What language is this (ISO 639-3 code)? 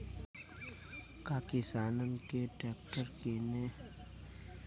bho